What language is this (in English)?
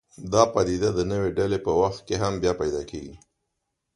Pashto